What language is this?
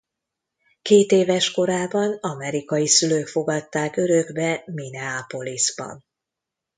Hungarian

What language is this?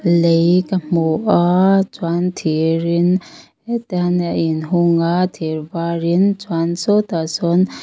Mizo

